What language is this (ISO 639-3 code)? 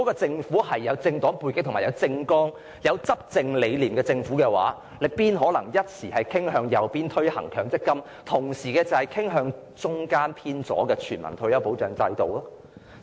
yue